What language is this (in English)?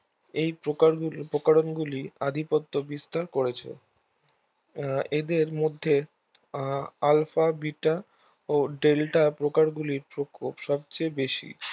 Bangla